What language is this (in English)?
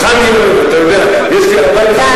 Hebrew